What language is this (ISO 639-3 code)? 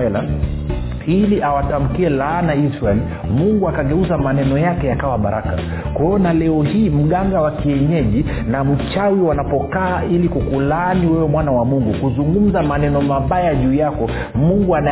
swa